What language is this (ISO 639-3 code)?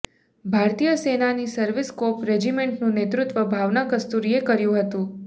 guj